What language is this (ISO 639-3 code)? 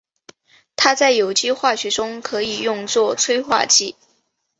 zho